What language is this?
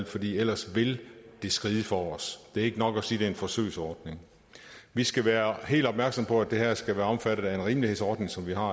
Danish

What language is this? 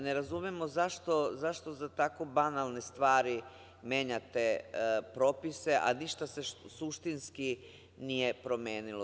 Serbian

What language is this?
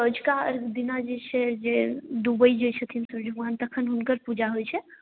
Maithili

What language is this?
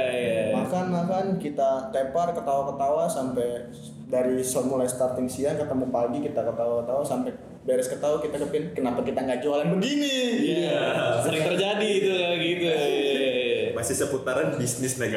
Indonesian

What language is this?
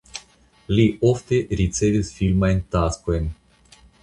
Esperanto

